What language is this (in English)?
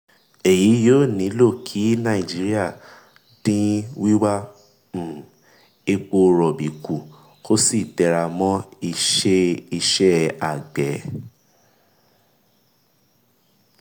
Yoruba